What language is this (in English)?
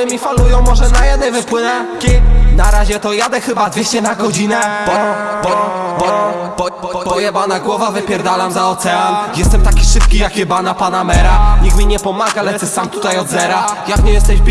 Polish